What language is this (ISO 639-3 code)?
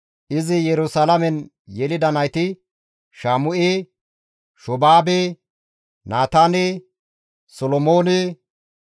gmv